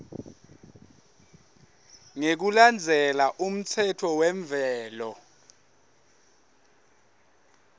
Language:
Swati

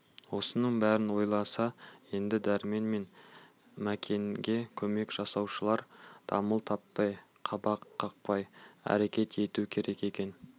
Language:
Kazakh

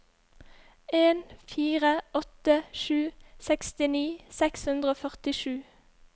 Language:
Norwegian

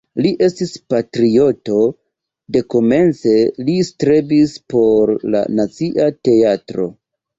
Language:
Esperanto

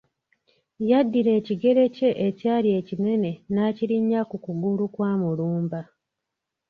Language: Ganda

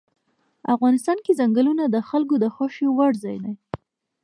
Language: Pashto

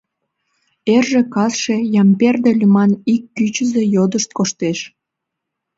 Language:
Mari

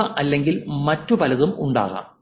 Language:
Malayalam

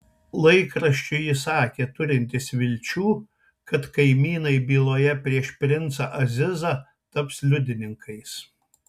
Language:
Lithuanian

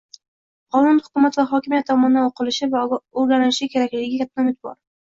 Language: Uzbek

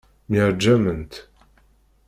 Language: Kabyle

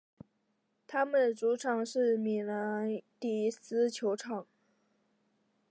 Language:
Chinese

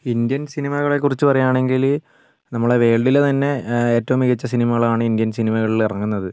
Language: Malayalam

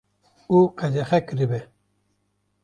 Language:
Kurdish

